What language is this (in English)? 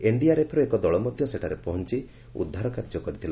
Odia